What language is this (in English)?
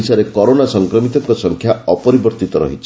Odia